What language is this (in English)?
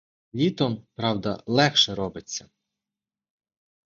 Ukrainian